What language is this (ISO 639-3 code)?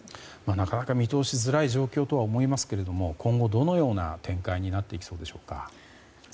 jpn